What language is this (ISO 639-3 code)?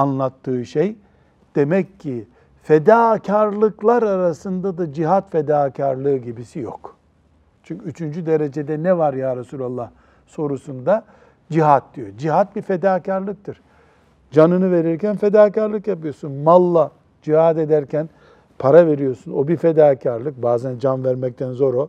tur